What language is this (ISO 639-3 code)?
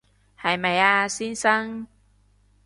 yue